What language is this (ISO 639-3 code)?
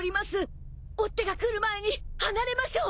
jpn